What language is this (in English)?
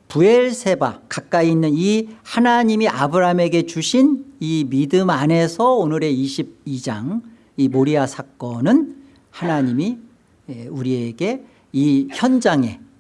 Korean